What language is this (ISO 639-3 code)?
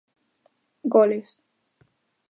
glg